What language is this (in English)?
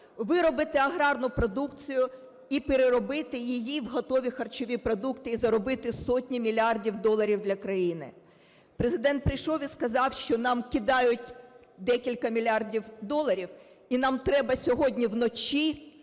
Ukrainian